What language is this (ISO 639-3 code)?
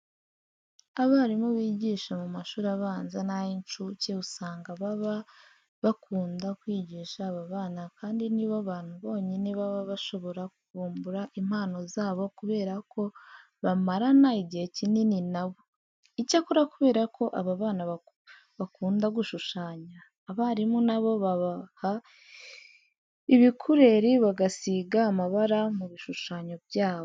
kin